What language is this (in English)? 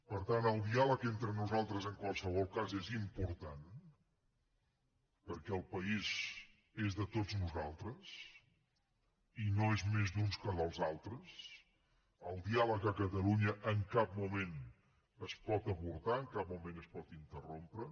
Catalan